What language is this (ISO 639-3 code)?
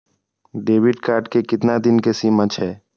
mai